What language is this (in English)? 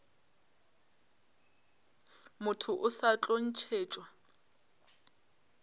Northern Sotho